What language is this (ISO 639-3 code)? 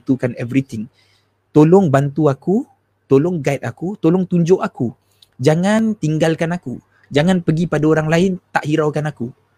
msa